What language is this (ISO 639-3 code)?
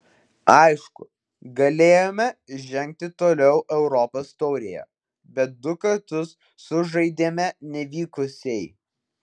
lit